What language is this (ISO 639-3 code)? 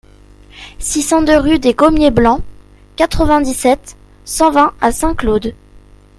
fra